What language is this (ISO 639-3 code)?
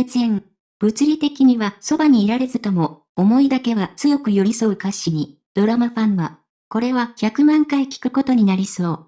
jpn